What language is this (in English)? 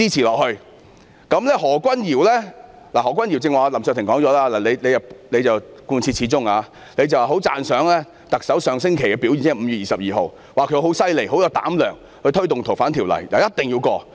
Cantonese